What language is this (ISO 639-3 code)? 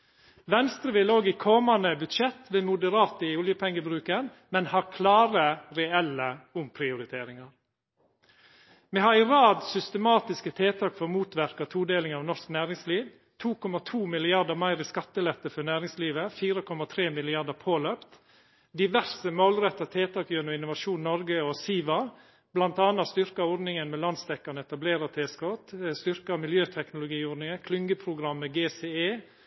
nno